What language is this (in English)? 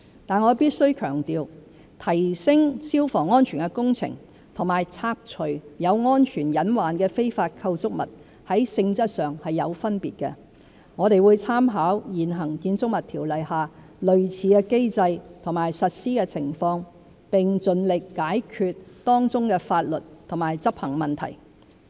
Cantonese